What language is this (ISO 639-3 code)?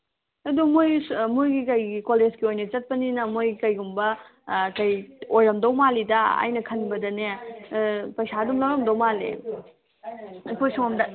mni